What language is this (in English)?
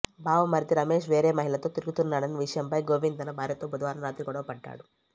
Telugu